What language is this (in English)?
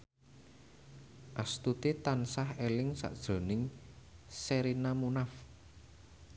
Javanese